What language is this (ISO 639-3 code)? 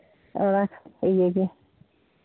sat